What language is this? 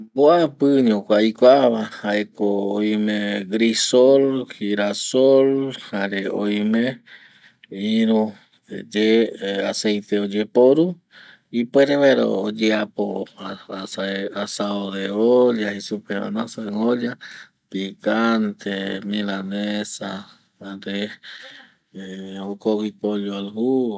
Eastern Bolivian Guaraní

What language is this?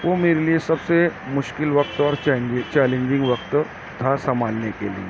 Urdu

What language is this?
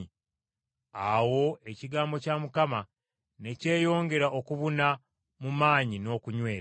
Ganda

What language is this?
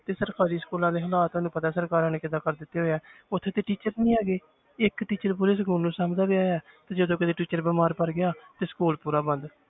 Punjabi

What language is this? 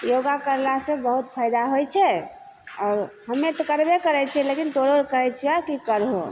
Maithili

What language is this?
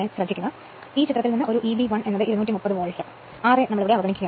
Malayalam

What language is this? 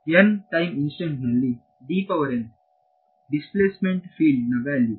Kannada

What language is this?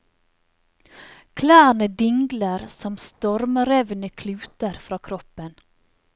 Norwegian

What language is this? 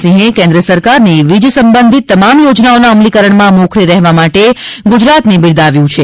Gujarati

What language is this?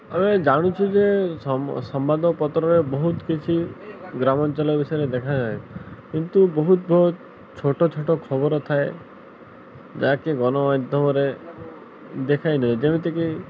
Odia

